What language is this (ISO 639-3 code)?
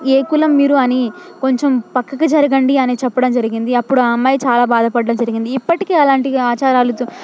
tel